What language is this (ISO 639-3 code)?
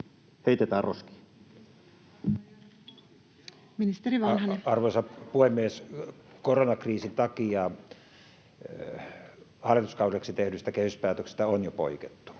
fin